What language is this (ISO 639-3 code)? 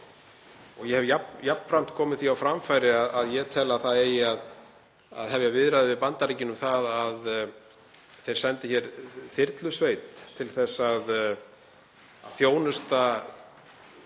isl